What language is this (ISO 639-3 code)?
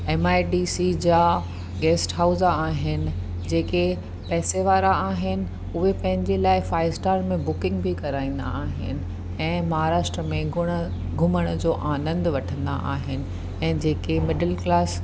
snd